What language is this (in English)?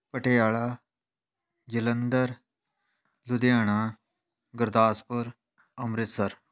Punjabi